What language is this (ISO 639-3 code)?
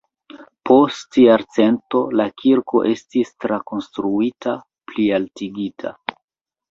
epo